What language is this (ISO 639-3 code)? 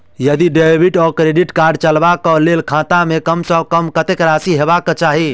mai